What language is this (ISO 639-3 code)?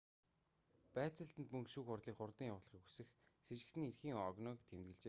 mon